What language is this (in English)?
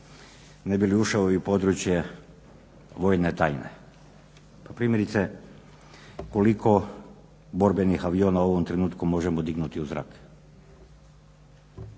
Croatian